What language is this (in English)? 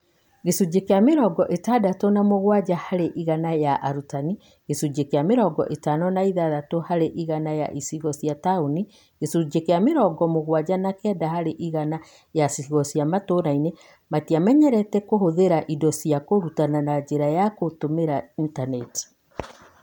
Kikuyu